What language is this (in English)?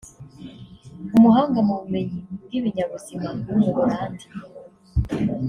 Kinyarwanda